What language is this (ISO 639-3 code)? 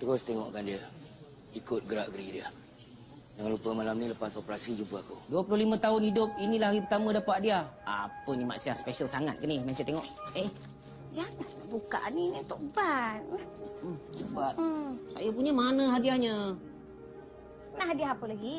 msa